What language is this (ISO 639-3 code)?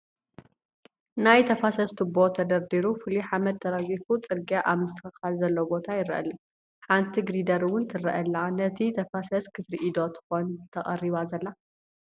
tir